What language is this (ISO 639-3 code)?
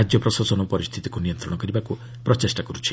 ori